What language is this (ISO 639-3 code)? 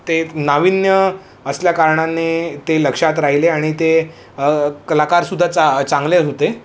mar